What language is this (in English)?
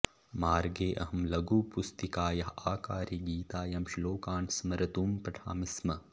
Sanskrit